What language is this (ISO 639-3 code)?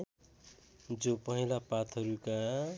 nep